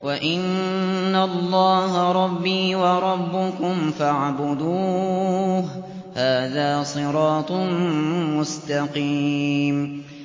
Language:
Arabic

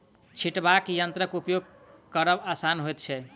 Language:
Maithili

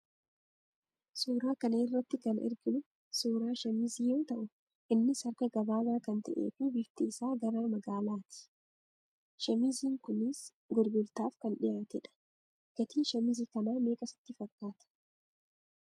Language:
Oromo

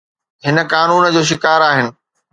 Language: Sindhi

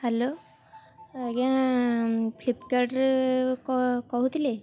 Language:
Odia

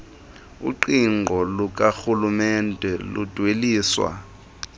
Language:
Xhosa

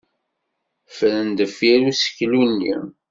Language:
Kabyle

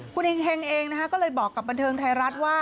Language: Thai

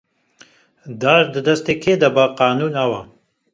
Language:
Kurdish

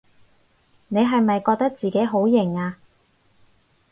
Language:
Cantonese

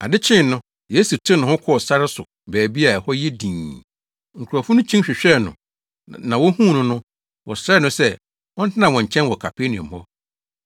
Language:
Akan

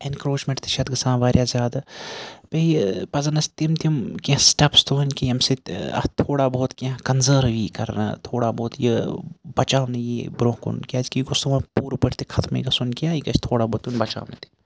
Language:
Kashmiri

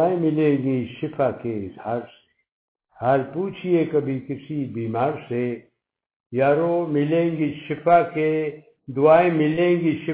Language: Urdu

